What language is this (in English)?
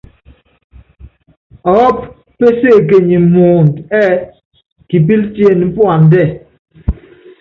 Yangben